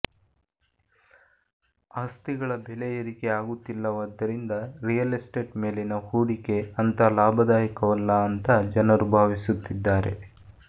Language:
Kannada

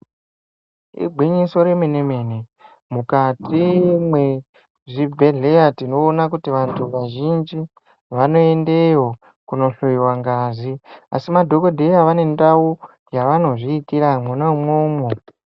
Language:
Ndau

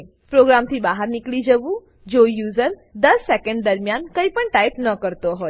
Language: Gujarati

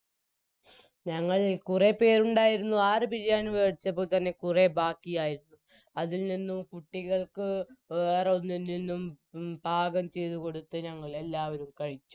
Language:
Malayalam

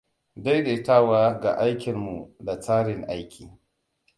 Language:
Hausa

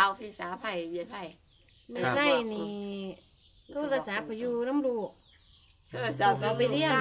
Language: Thai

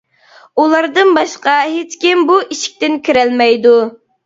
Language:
Uyghur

